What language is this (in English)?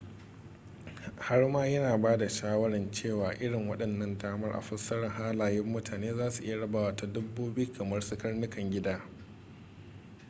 Hausa